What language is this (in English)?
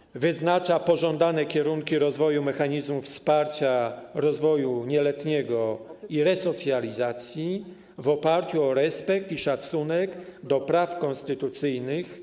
Polish